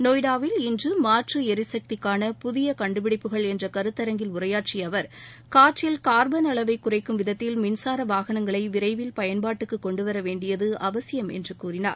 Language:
Tamil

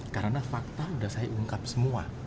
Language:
Indonesian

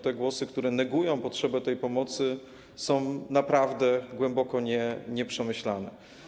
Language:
Polish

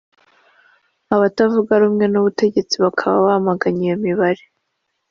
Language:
Kinyarwanda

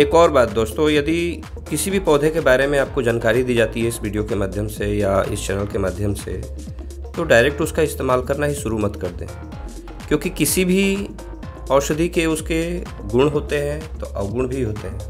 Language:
Hindi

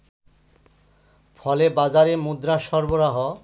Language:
Bangla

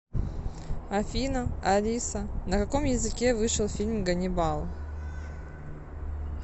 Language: Russian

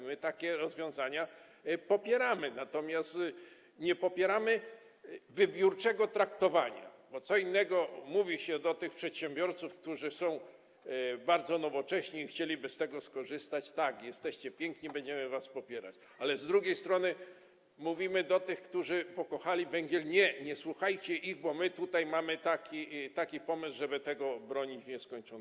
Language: Polish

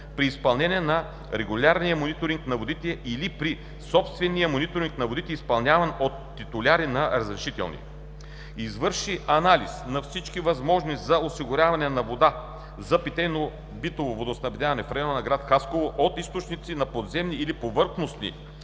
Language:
Bulgarian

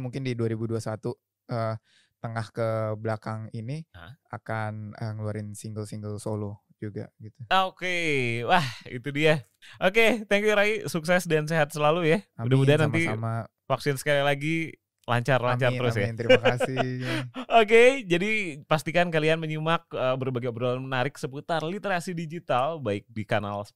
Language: Indonesian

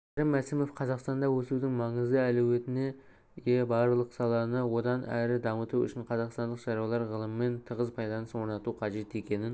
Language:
Kazakh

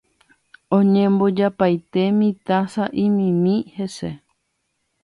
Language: Guarani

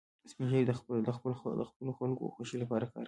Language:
Pashto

